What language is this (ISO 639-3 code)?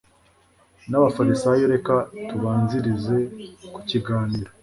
kin